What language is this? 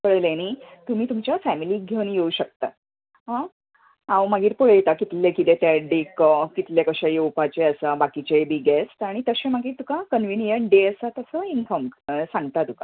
Konkani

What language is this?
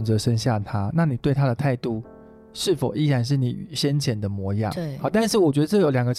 Chinese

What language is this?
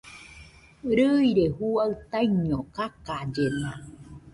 Nüpode Huitoto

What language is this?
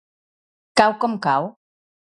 Catalan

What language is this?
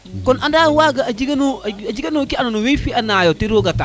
Serer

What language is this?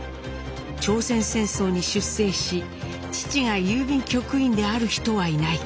Japanese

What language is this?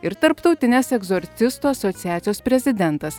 Lithuanian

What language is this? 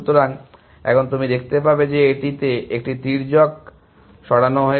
Bangla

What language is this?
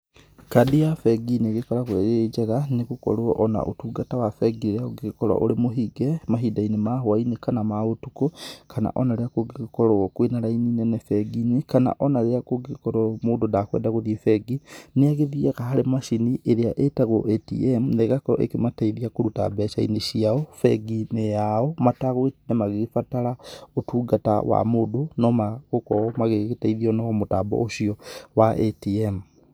Kikuyu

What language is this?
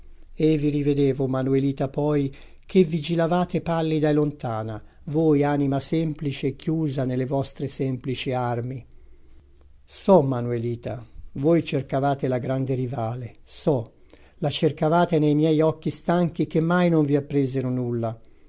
Italian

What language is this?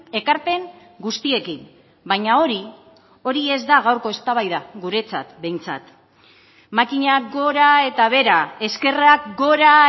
Basque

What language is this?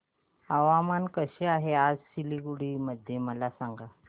Marathi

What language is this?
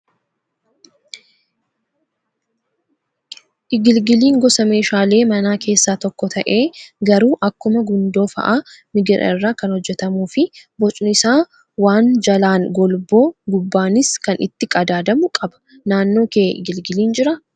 Oromo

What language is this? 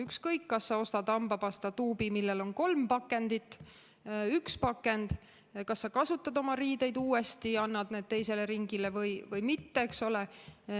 Estonian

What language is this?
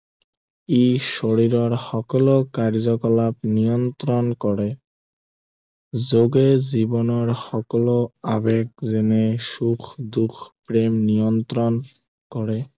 Assamese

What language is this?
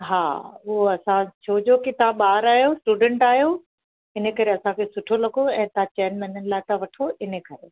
Sindhi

